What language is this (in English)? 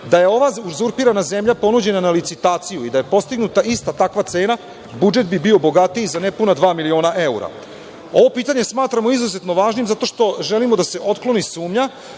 Serbian